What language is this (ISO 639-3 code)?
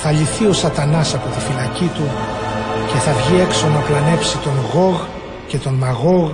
ell